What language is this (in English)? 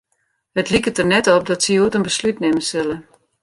Western Frisian